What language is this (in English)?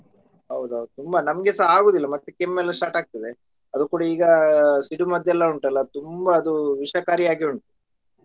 Kannada